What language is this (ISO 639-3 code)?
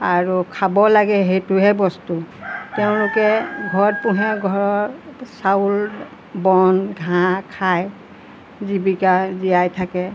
asm